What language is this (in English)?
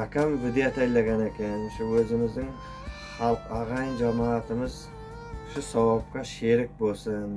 Uzbek